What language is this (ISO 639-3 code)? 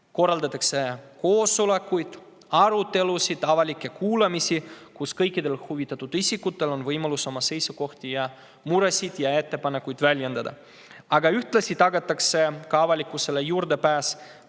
est